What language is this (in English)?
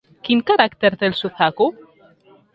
Catalan